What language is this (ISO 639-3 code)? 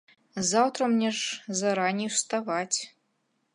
bel